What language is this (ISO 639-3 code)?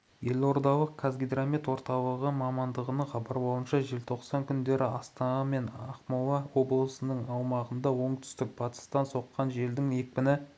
kaz